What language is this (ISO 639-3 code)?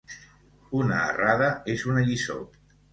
cat